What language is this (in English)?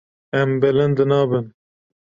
Kurdish